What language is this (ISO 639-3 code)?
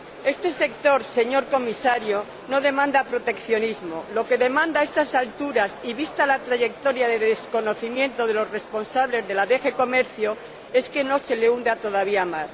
spa